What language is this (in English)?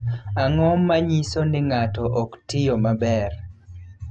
Luo (Kenya and Tanzania)